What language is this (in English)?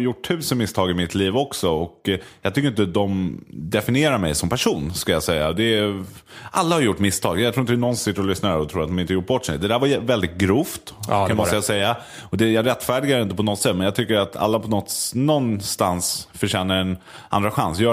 Swedish